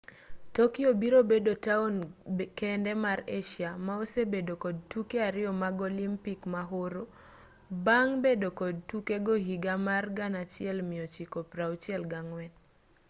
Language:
Luo (Kenya and Tanzania)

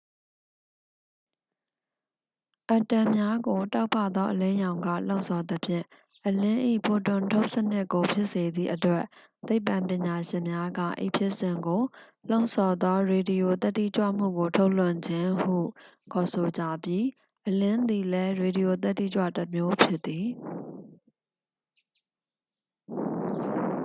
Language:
Burmese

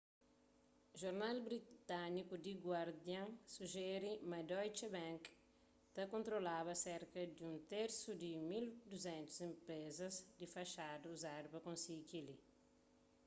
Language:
Kabuverdianu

